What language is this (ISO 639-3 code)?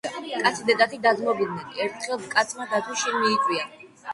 kat